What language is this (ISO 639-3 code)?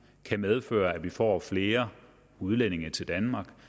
dan